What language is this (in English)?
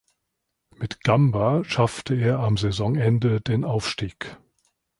German